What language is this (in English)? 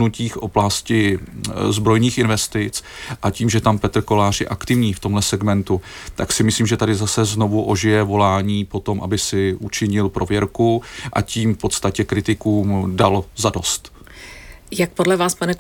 Czech